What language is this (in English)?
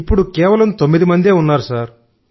Telugu